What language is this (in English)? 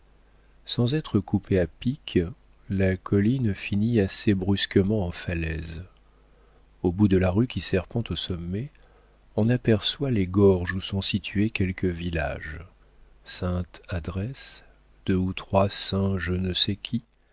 French